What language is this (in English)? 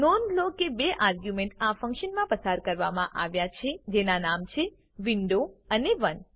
Gujarati